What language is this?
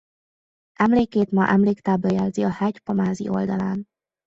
Hungarian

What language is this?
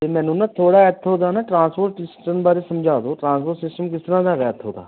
Punjabi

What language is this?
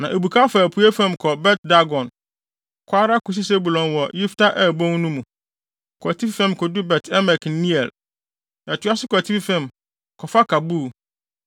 Akan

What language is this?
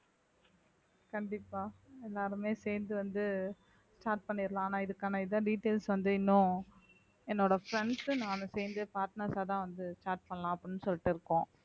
Tamil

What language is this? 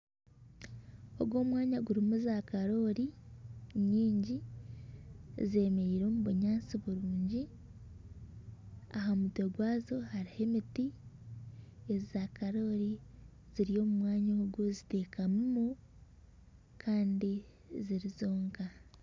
Nyankole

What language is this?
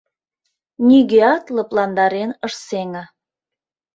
Mari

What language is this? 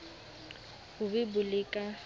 Southern Sotho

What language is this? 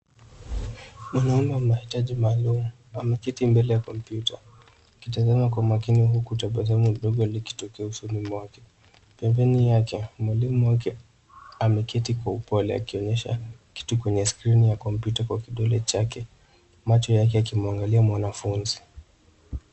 Swahili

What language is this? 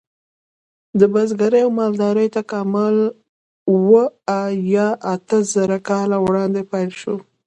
Pashto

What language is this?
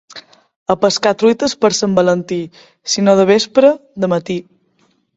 Catalan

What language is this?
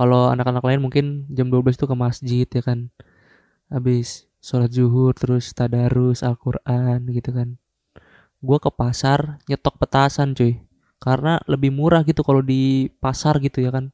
Indonesian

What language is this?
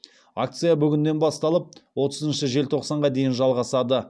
Kazakh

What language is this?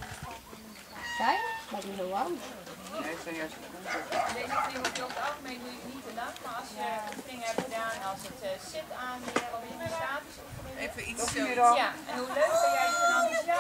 Dutch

